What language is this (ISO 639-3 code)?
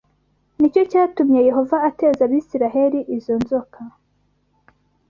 kin